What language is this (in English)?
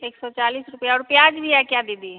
Hindi